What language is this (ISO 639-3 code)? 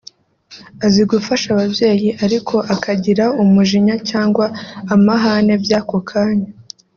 kin